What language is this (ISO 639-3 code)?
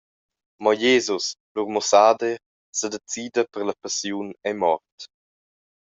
roh